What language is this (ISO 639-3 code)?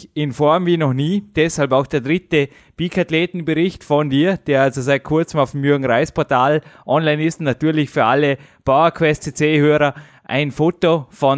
deu